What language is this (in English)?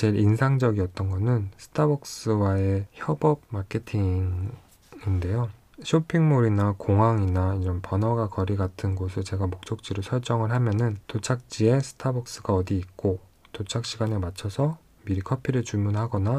Korean